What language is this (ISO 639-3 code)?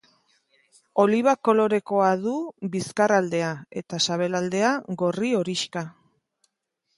eus